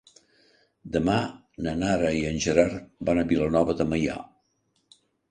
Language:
Catalan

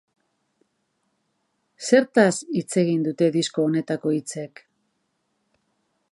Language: Basque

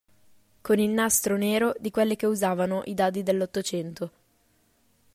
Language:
Italian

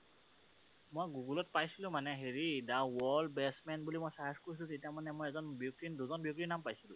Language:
Assamese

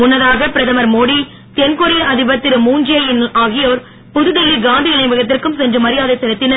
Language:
Tamil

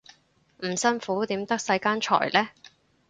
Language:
Cantonese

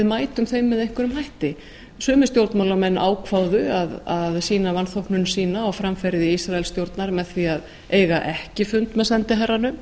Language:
Icelandic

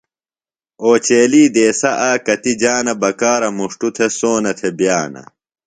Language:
Phalura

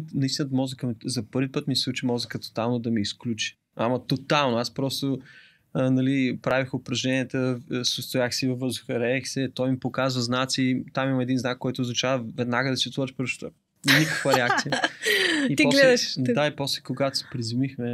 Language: Bulgarian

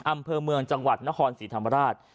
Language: Thai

